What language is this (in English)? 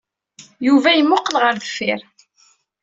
Kabyle